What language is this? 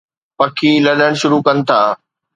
Sindhi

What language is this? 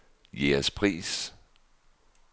Danish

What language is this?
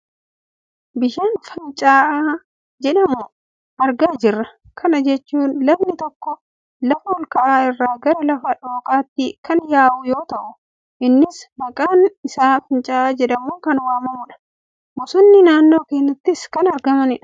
Oromo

